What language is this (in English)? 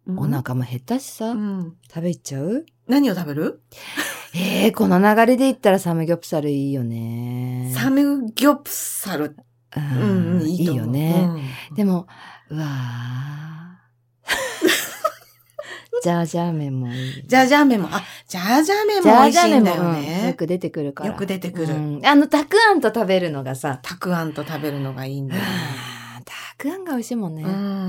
Japanese